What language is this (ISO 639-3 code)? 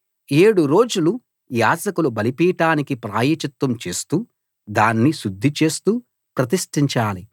tel